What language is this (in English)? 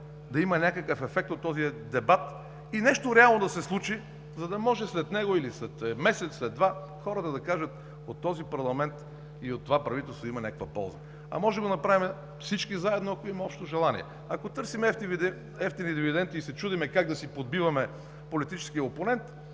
Bulgarian